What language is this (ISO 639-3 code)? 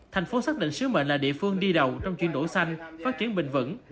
vie